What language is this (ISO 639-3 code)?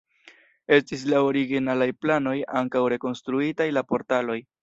epo